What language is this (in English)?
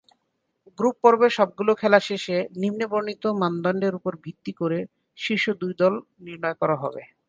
Bangla